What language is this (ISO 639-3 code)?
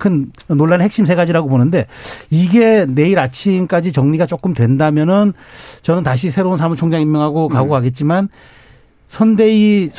kor